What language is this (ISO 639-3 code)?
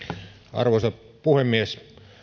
fin